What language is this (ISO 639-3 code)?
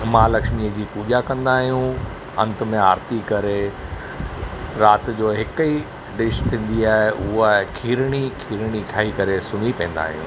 snd